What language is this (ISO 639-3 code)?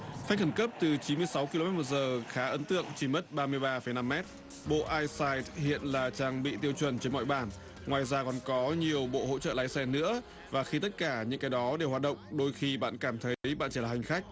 vie